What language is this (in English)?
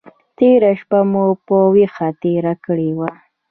Pashto